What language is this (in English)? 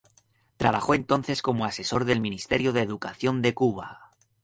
Spanish